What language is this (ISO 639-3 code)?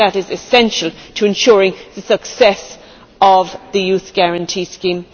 eng